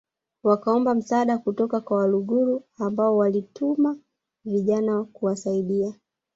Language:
Swahili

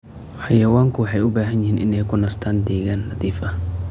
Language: Somali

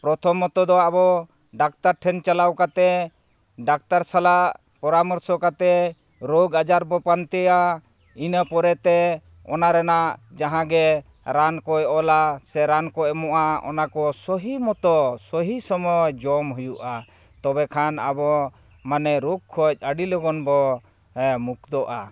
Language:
Santali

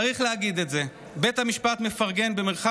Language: Hebrew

